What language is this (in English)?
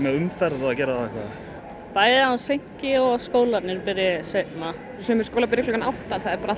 Icelandic